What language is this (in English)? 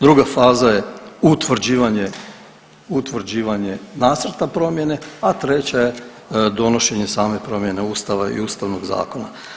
Croatian